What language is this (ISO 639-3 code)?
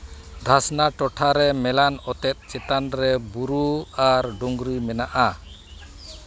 sat